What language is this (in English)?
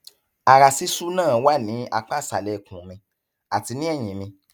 Yoruba